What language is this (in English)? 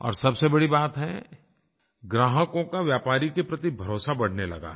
Hindi